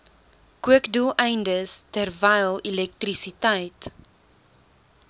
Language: Afrikaans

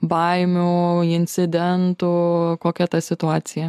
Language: Lithuanian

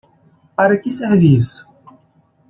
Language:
Portuguese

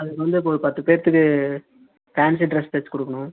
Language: Tamil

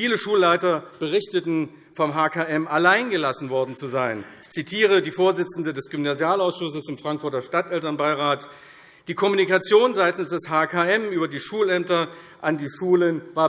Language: German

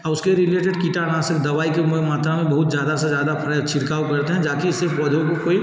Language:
Hindi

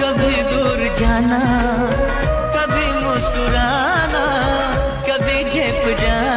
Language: Hindi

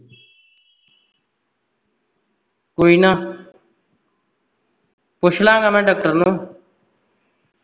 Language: Punjabi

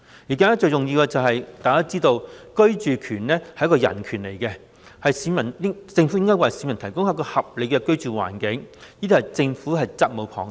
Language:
Cantonese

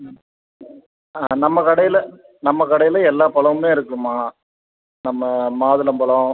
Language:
Tamil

